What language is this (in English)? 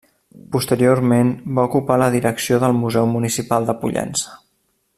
Catalan